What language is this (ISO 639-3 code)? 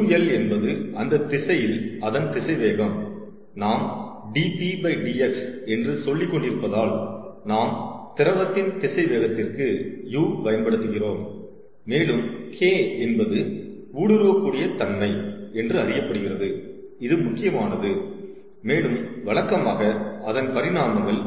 tam